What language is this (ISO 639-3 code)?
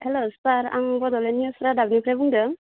brx